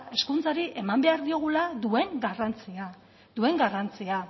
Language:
Basque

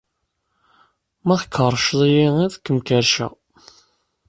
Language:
Kabyle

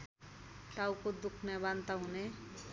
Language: Nepali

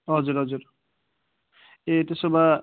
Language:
Nepali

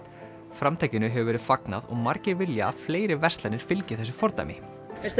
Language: Icelandic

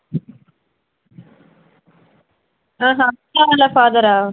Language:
Telugu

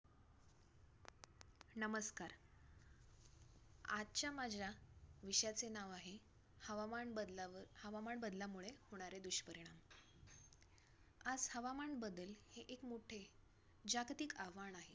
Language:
Marathi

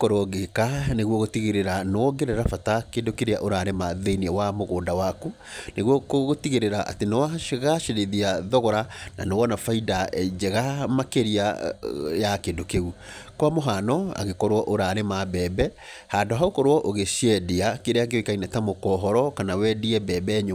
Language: Kikuyu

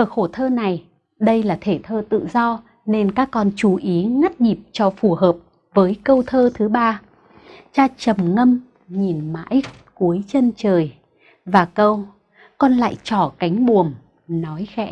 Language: Vietnamese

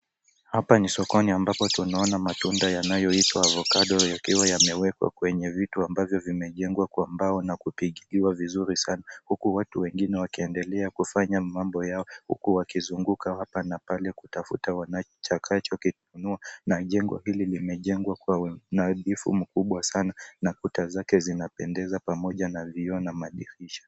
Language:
Swahili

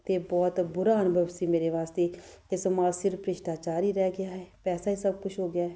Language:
Punjabi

